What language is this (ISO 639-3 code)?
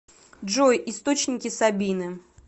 rus